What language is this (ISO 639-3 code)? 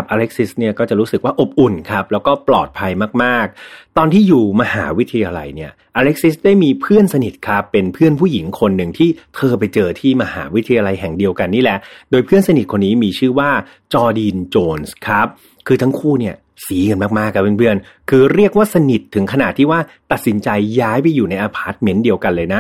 tha